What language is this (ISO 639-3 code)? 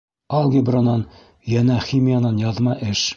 bak